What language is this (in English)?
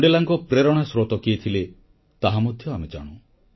Odia